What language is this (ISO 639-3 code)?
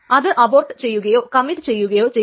mal